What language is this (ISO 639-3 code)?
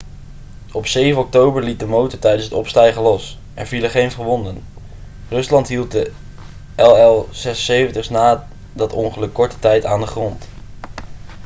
nld